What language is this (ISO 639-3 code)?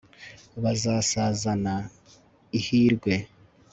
kin